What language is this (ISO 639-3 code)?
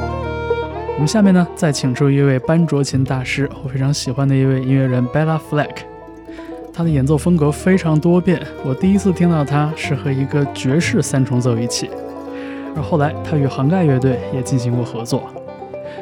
zho